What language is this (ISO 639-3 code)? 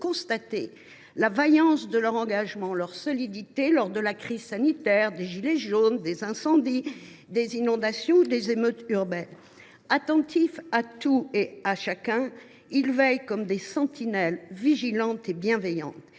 fra